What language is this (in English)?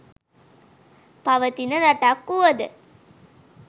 Sinhala